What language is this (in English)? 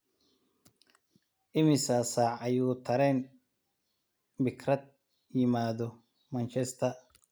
Somali